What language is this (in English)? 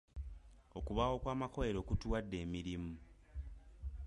Ganda